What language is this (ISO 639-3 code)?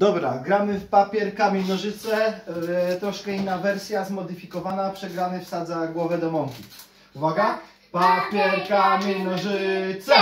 pol